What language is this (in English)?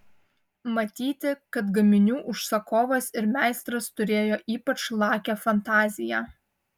Lithuanian